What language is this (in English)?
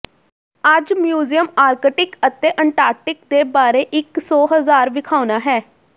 Punjabi